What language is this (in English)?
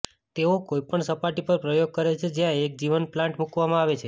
Gujarati